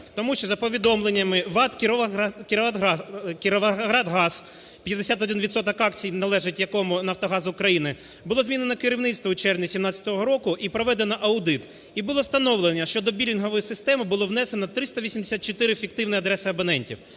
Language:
Ukrainian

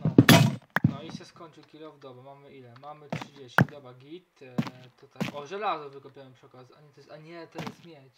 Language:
Polish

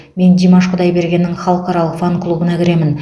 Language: Kazakh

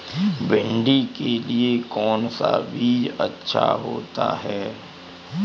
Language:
Hindi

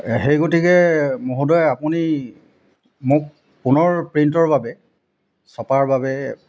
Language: Assamese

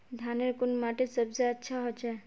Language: Magahi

